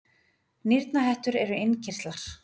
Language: Icelandic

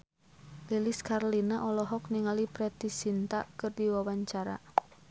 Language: Sundanese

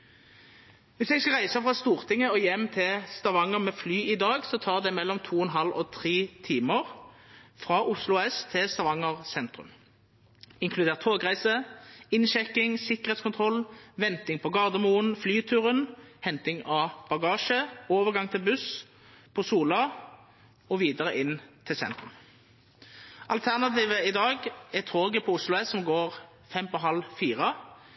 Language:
Norwegian Nynorsk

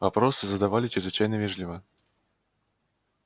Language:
Russian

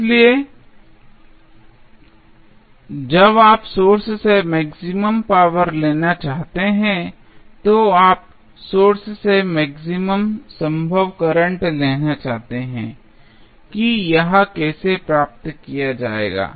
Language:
Hindi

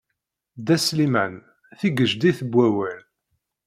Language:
Kabyle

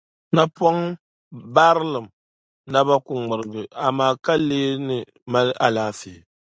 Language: Dagbani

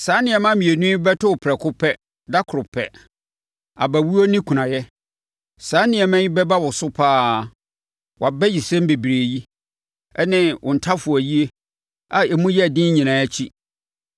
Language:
Akan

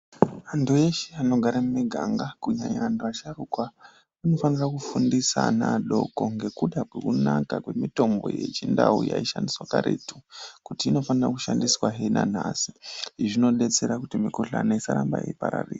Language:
Ndau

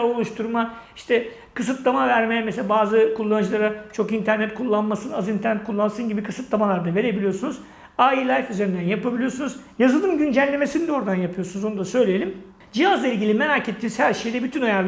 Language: Turkish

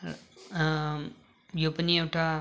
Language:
Nepali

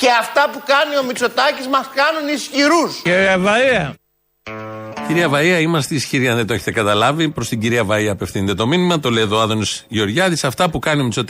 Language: Greek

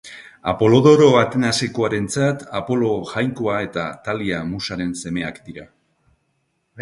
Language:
Basque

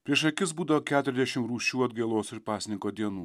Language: Lithuanian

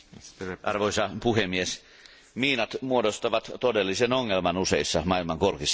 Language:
Finnish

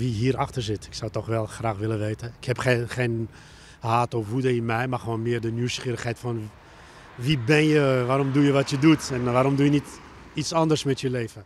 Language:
Dutch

